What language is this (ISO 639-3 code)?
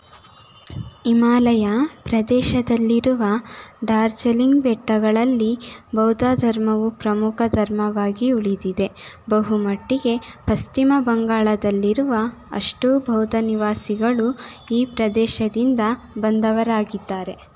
kan